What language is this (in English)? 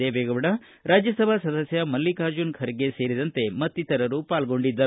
Kannada